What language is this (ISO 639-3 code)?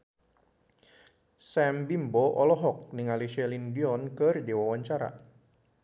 sun